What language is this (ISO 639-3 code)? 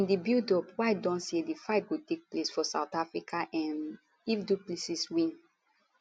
pcm